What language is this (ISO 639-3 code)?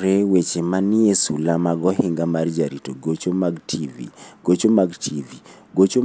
luo